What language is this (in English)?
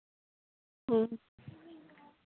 Santali